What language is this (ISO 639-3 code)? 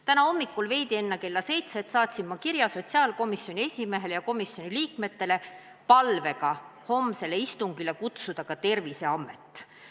est